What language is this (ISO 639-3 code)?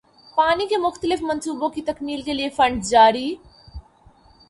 urd